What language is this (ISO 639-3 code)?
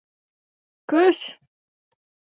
bak